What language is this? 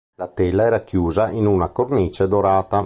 Italian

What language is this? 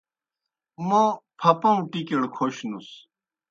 Kohistani Shina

